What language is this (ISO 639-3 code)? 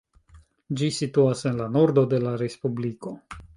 epo